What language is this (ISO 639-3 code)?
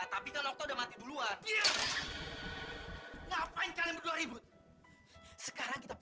ind